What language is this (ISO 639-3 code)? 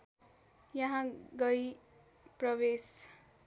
nep